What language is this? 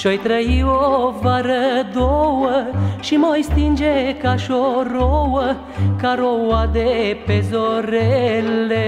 Romanian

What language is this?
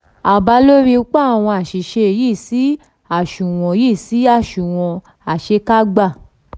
Yoruba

